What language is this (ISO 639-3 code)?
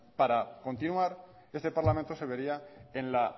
spa